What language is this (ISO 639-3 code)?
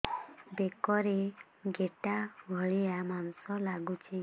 ori